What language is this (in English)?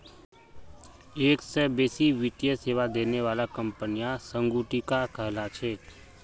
Magahi